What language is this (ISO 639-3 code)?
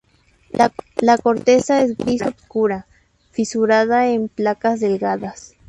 spa